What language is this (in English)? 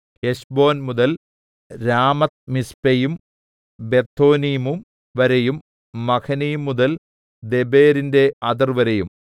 Malayalam